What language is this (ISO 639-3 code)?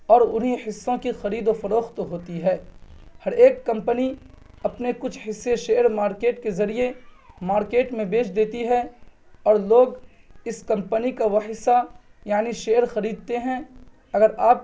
urd